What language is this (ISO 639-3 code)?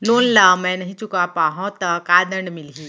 hne